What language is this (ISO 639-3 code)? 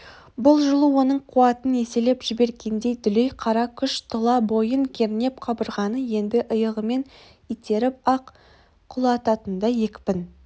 kaz